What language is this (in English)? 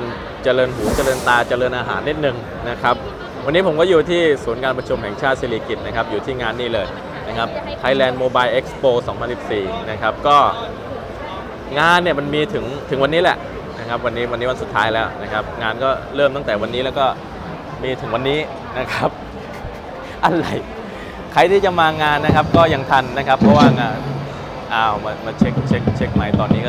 Thai